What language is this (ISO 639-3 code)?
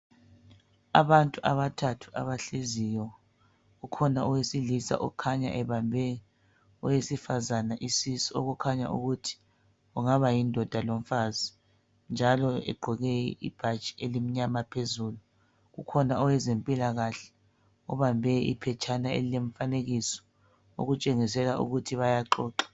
nde